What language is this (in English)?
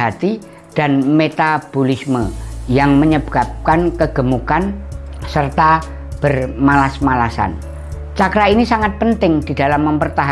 Indonesian